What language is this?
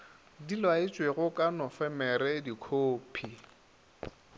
Northern Sotho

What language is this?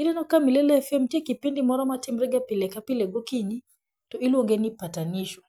Luo (Kenya and Tanzania)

